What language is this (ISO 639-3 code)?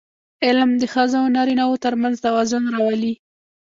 pus